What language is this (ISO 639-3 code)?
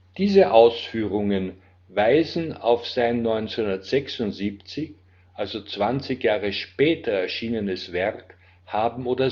deu